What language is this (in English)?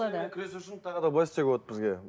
Kazakh